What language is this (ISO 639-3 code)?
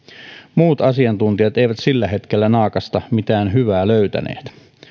fin